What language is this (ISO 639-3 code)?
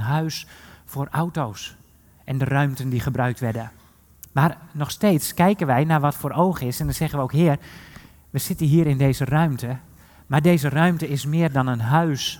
nld